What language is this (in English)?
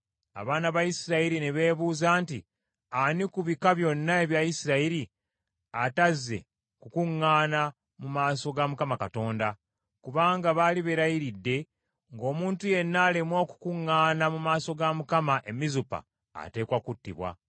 Ganda